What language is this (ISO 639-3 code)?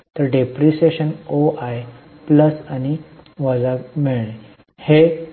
mar